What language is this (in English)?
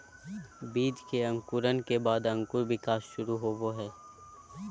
Magahi